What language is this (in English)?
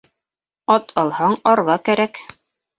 Bashkir